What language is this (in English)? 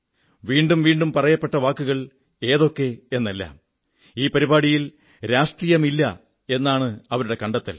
Malayalam